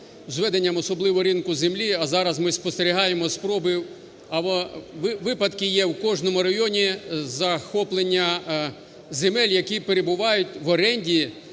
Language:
Ukrainian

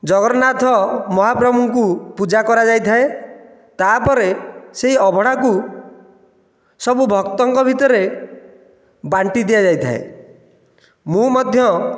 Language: Odia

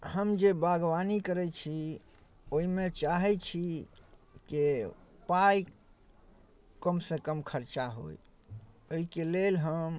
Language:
Maithili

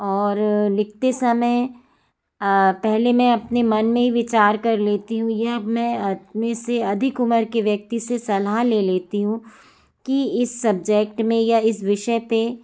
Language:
Hindi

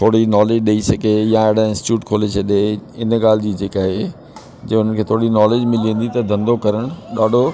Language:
Sindhi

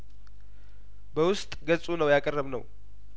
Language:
Amharic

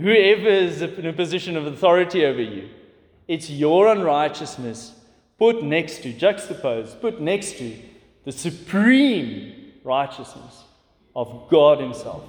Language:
English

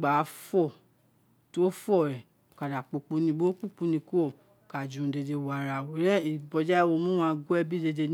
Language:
Isekiri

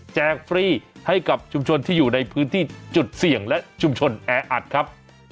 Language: Thai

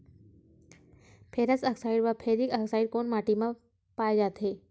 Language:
Chhattisgarhi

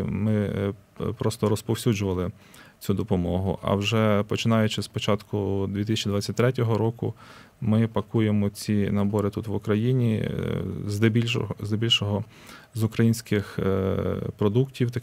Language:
Ukrainian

